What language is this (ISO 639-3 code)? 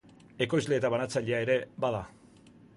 eus